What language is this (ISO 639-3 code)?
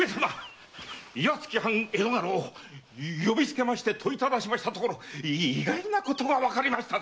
jpn